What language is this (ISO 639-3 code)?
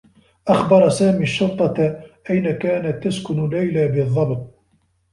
ara